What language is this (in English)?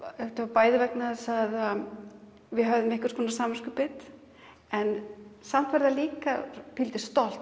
Icelandic